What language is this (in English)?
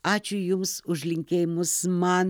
Lithuanian